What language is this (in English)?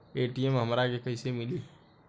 Bhojpuri